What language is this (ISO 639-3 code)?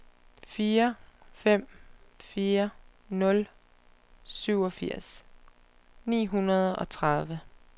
dan